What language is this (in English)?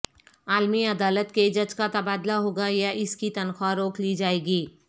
Urdu